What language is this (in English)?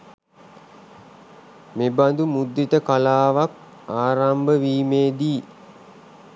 Sinhala